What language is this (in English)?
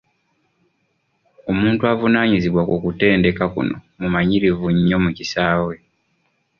Ganda